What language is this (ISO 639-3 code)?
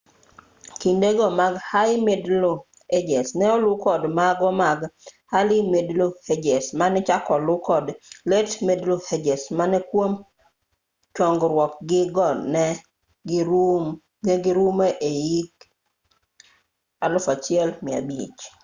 luo